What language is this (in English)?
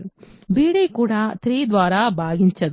Telugu